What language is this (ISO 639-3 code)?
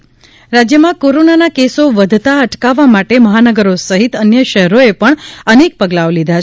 guj